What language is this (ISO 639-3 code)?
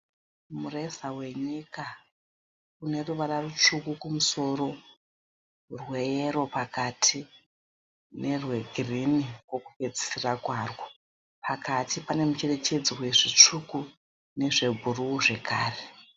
sna